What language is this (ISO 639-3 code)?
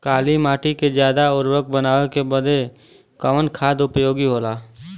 bho